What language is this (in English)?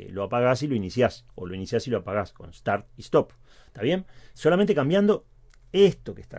Spanish